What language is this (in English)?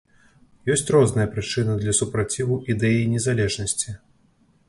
Belarusian